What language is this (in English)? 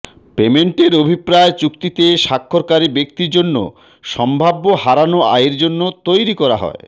Bangla